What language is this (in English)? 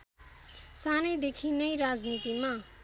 Nepali